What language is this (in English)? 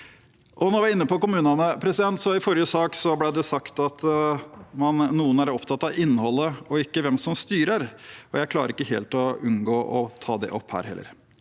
Norwegian